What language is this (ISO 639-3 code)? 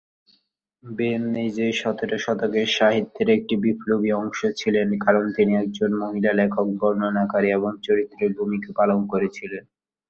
ben